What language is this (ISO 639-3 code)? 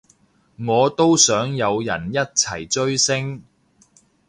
yue